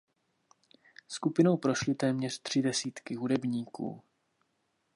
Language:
Czech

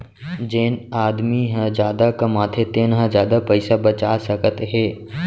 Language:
Chhattisgarhi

